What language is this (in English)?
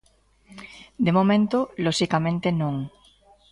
Galician